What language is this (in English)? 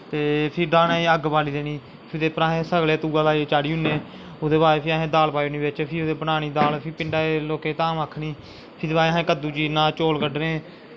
Dogri